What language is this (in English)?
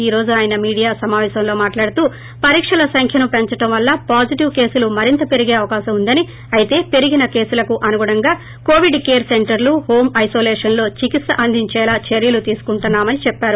Telugu